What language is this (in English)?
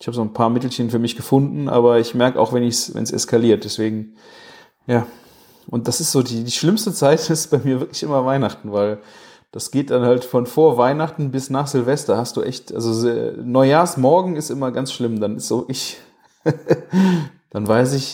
German